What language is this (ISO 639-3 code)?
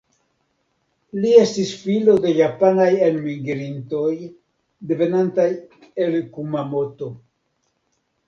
epo